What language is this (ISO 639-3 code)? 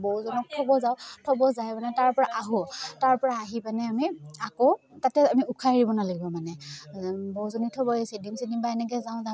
asm